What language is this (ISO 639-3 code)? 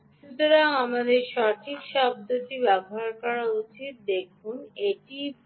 ben